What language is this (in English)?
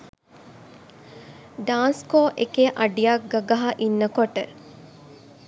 Sinhala